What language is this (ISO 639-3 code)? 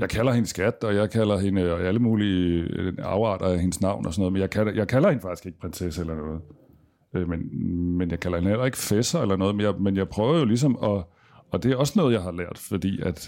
dan